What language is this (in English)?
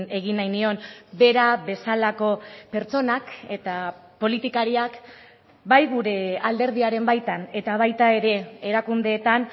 Basque